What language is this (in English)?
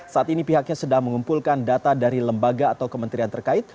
Indonesian